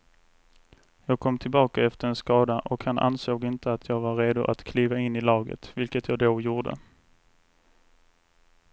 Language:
Swedish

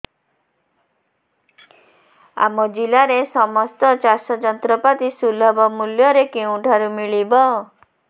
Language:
Odia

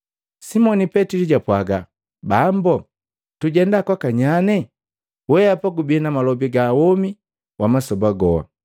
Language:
Matengo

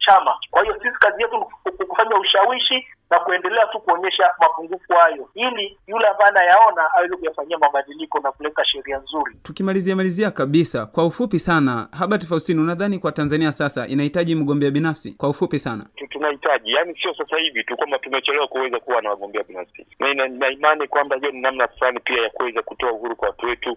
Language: Swahili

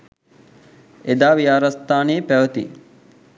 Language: Sinhala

